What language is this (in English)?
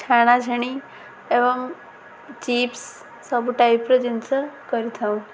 Odia